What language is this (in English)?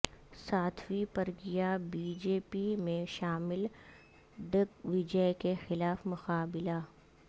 Urdu